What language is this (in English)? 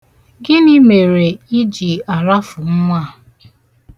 Igbo